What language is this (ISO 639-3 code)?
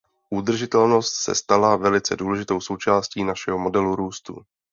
ces